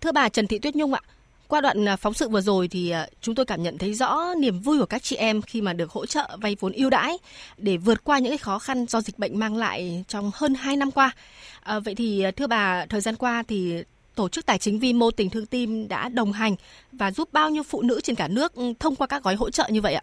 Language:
Vietnamese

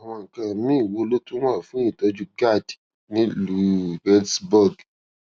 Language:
Yoruba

